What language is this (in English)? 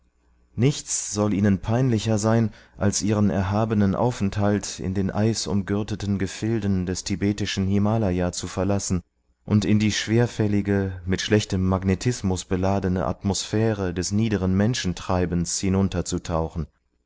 German